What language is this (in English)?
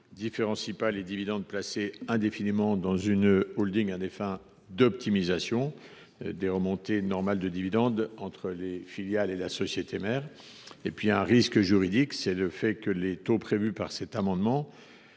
French